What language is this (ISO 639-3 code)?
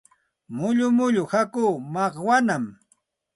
qxt